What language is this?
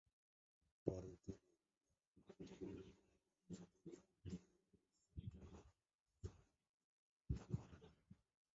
Bangla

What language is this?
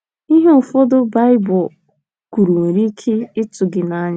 Igbo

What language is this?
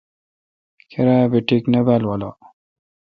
Kalkoti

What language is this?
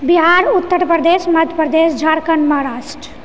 Maithili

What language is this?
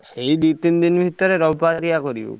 Odia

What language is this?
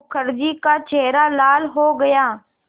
Hindi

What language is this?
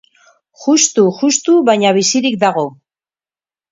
Basque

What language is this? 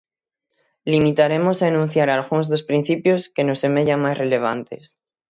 Galician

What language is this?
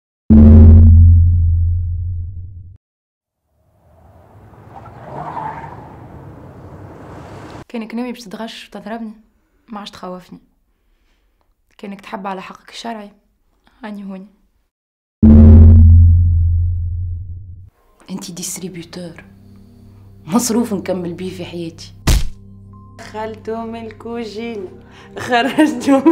Arabic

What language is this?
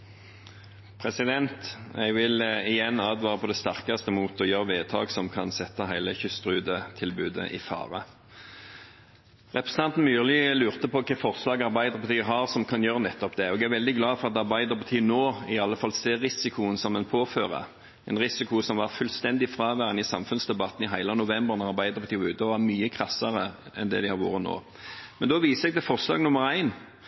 Norwegian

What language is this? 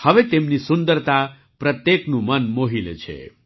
Gujarati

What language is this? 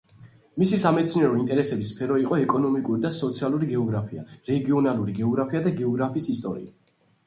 Georgian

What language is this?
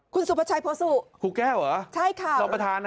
Thai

